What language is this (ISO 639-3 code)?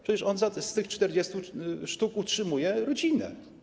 pol